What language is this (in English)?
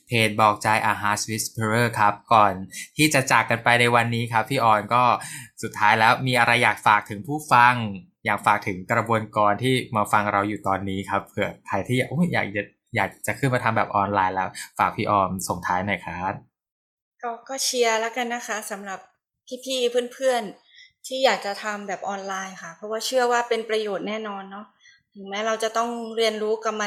Thai